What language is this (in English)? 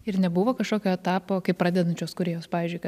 Lithuanian